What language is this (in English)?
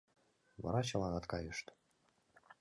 Mari